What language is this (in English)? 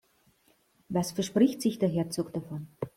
German